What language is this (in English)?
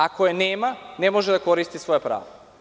Serbian